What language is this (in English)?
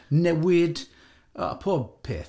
Welsh